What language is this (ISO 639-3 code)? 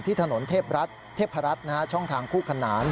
tha